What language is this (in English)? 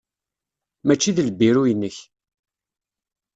Kabyle